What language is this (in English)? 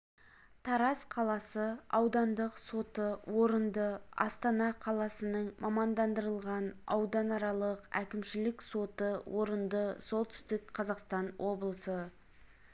Kazakh